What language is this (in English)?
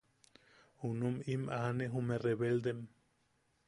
Yaqui